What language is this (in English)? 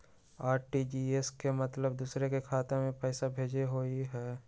Magahi